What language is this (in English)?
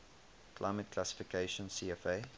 English